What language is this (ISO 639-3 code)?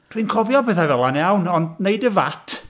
cym